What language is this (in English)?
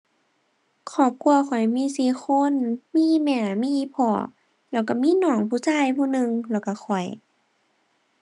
Thai